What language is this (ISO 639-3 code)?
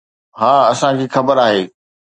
snd